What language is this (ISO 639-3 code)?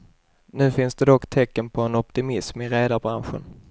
swe